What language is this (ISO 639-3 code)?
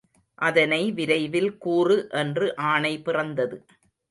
tam